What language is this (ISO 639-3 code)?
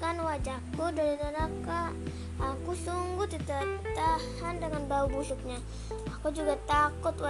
msa